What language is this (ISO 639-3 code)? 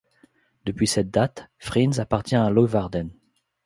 fra